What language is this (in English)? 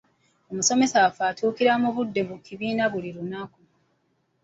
Ganda